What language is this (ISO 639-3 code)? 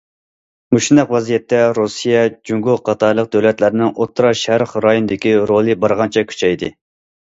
uig